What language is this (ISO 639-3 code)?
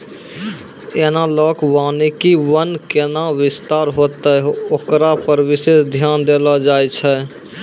mai